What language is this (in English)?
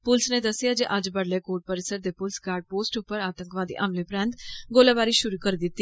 Dogri